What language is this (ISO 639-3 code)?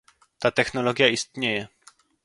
pol